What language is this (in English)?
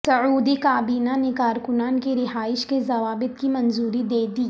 Urdu